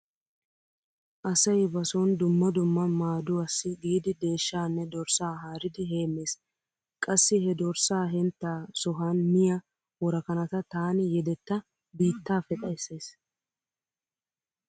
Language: Wolaytta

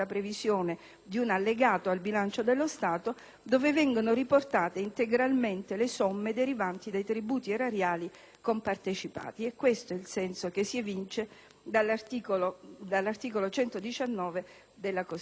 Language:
Italian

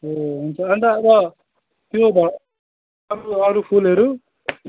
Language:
Nepali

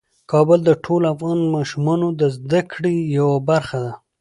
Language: Pashto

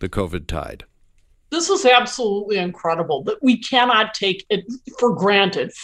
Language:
English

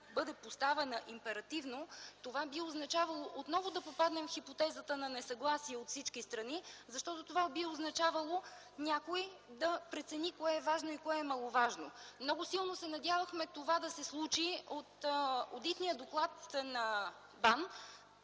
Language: Bulgarian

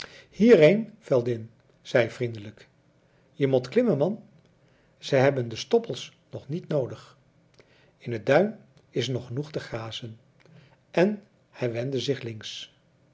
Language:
Dutch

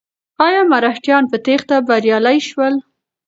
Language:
Pashto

